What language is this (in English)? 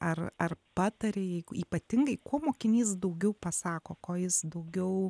Lithuanian